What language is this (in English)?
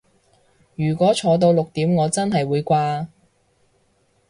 Cantonese